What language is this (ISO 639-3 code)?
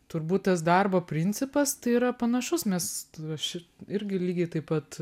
lit